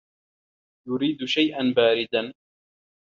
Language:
Arabic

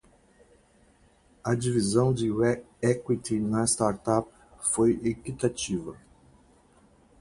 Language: Portuguese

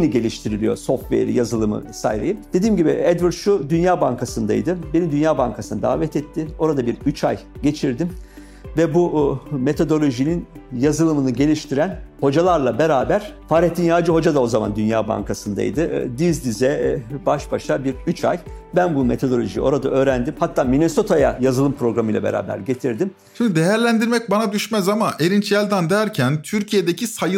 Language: Turkish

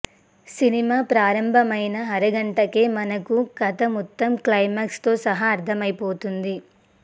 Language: Telugu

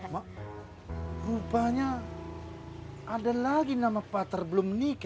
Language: Indonesian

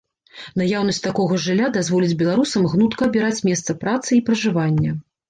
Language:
Belarusian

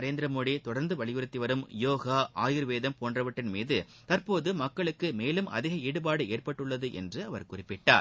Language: Tamil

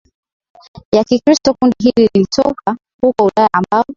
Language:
Swahili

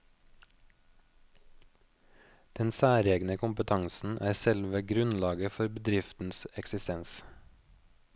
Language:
Norwegian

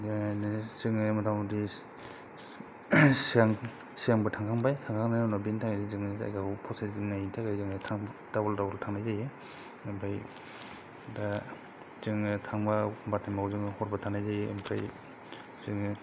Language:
Bodo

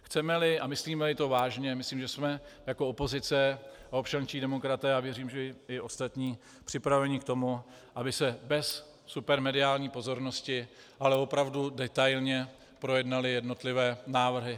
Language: Czech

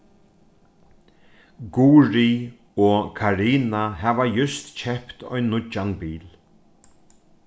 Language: Faroese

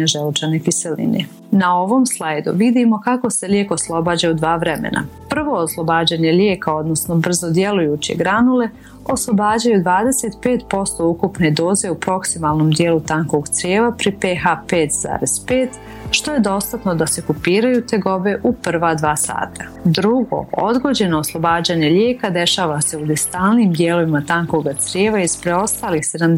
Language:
Croatian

